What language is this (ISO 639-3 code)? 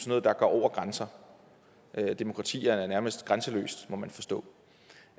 dan